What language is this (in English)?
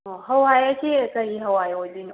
Manipuri